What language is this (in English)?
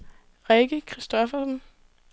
Danish